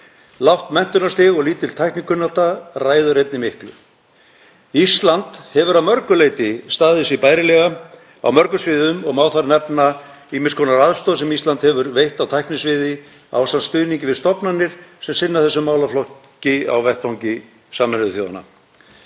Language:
Icelandic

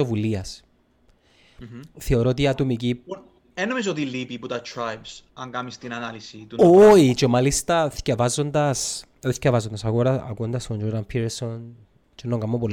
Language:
Greek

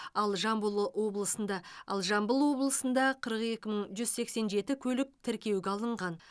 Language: Kazakh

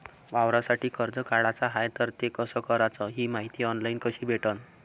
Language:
Marathi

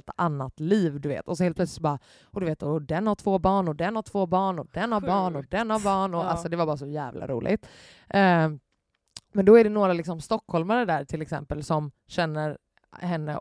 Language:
Swedish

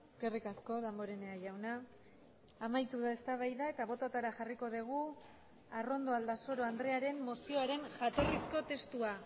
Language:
Basque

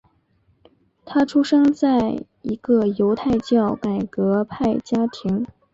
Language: Chinese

